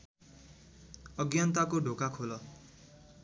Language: Nepali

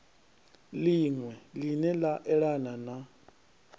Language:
Venda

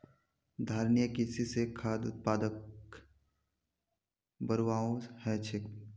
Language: Magahi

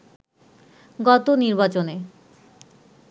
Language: Bangla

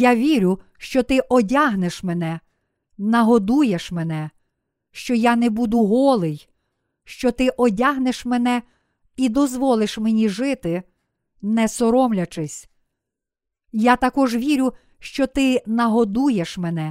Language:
Ukrainian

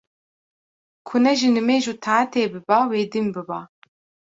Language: Kurdish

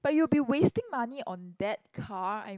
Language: English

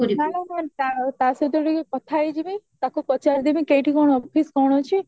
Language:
Odia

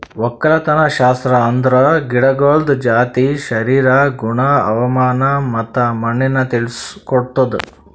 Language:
Kannada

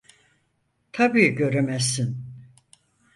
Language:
Turkish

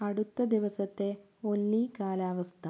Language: Malayalam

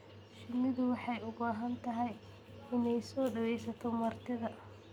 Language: Somali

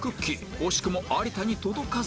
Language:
Japanese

